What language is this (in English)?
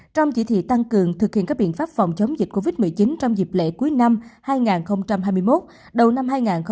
Vietnamese